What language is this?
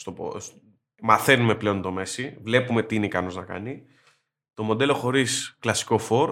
Greek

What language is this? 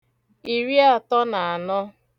Igbo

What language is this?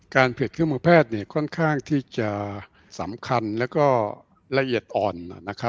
Thai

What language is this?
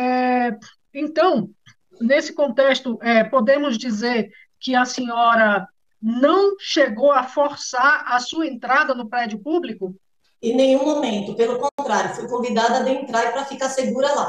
Portuguese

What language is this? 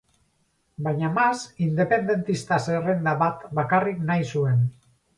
Basque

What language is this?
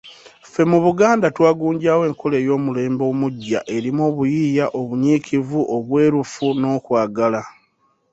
Ganda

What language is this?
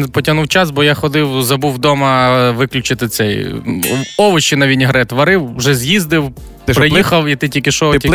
Ukrainian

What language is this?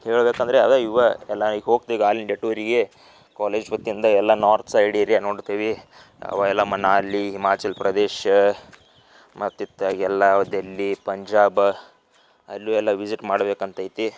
Kannada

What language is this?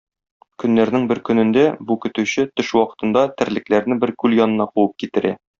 Tatar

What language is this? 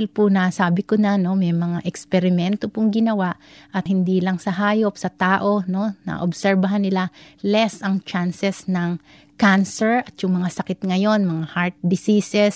Filipino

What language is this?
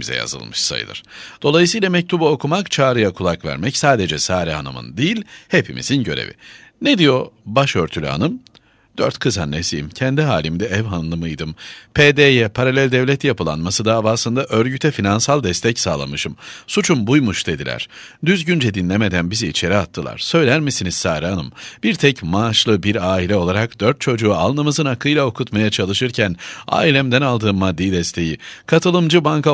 Turkish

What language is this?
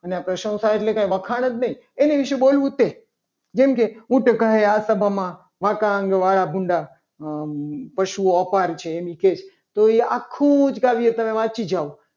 Gujarati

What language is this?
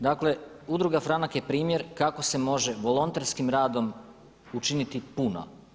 Croatian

